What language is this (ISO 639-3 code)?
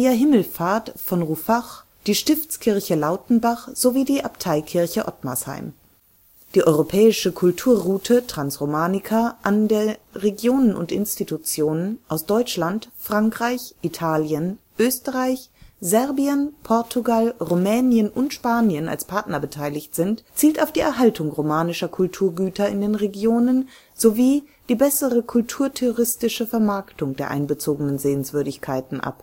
deu